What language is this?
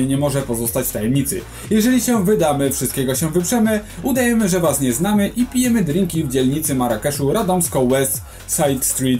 Polish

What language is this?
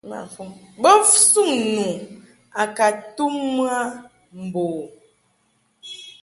Mungaka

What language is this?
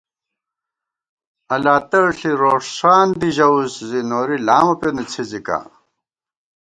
Gawar-Bati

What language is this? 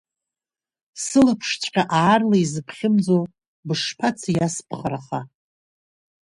Abkhazian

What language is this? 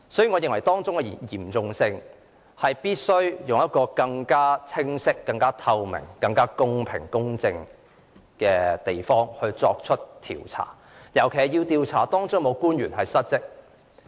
Cantonese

